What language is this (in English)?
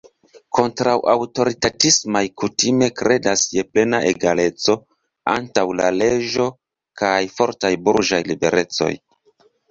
Esperanto